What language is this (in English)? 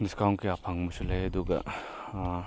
Manipuri